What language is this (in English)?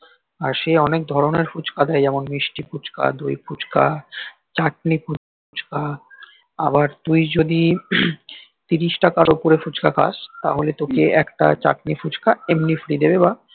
Bangla